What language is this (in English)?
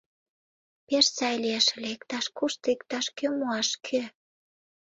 Mari